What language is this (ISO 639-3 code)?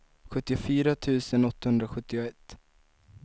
swe